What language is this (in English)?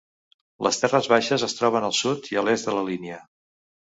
Catalan